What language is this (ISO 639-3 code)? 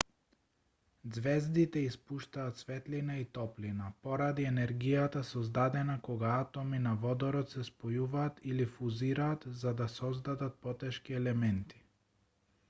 mkd